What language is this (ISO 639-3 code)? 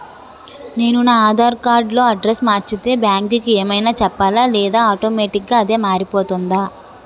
tel